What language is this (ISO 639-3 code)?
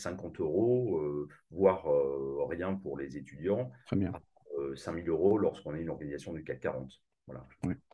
fra